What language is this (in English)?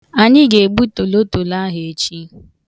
Igbo